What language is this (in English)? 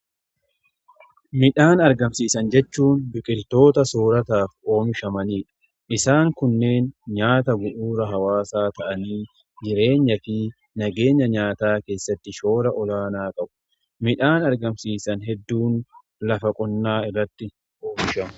Oromo